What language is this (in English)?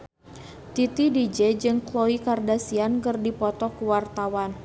Sundanese